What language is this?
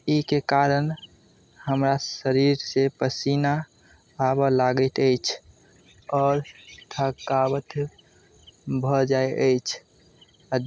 Maithili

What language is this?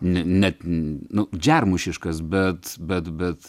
Lithuanian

